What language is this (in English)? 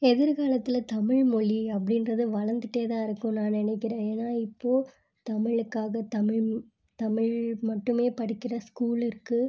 Tamil